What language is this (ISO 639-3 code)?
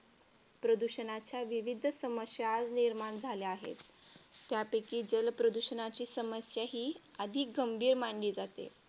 mar